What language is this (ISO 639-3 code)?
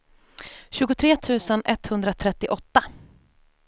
swe